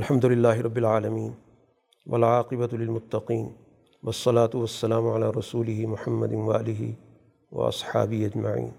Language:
Urdu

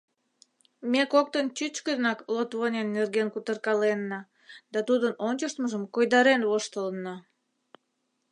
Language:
Mari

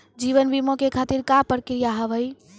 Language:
Maithili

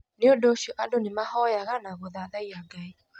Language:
Kikuyu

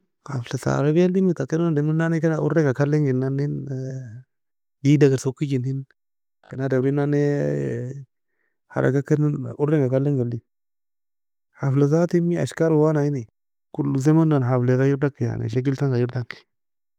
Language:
Nobiin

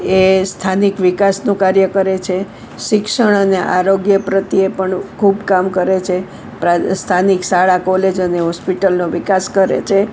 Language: Gujarati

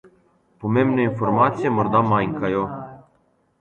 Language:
Slovenian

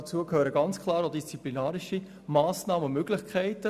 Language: Swiss German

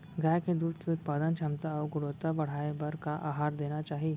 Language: Chhattisgarhi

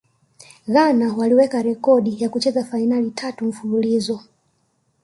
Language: Swahili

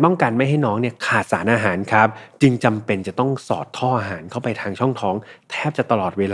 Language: Thai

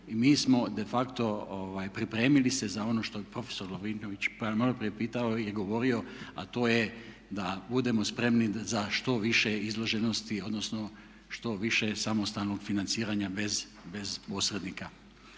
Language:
Croatian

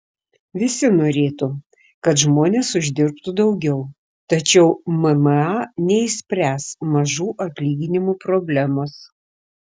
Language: Lithuanian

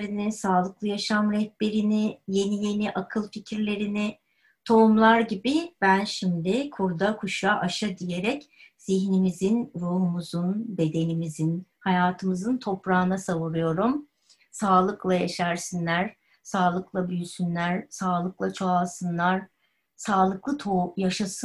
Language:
Turkish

